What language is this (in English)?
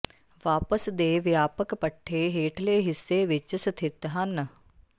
Punjabi